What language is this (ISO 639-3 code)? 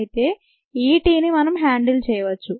tel